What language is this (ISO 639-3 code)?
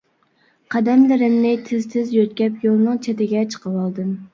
uig